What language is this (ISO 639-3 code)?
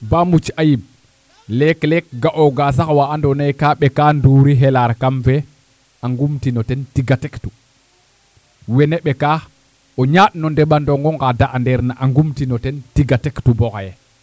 srr